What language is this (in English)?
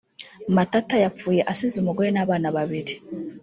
Kinyarwanda